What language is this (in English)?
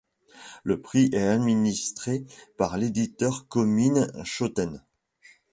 French